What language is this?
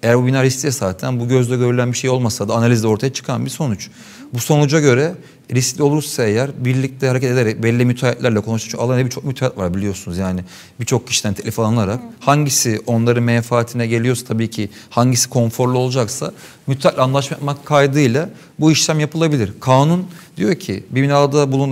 Turkish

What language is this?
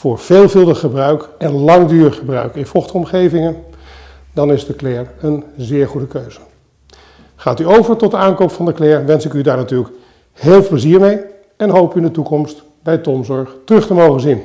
Dutch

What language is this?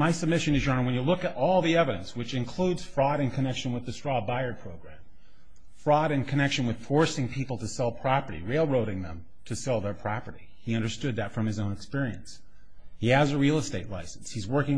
English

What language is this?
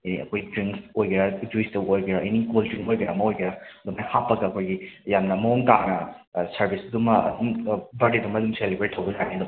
Manipuri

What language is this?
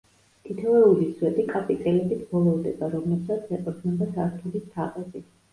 Georgian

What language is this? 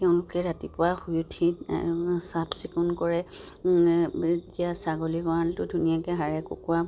Assamese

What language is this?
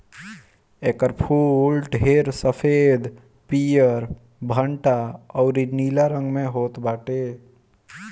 Bhojpuri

